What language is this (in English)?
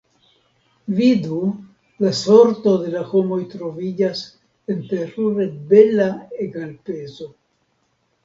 Esperanto